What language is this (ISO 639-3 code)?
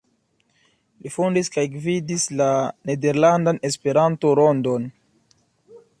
epo